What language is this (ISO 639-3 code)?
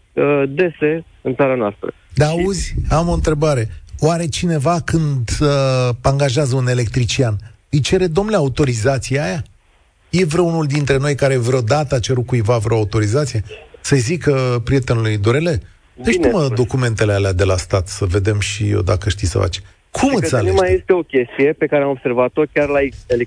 ron